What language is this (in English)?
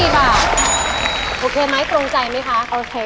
Thai